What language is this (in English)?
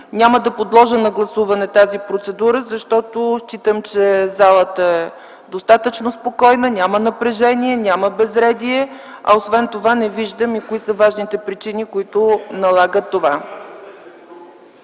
Bulgarian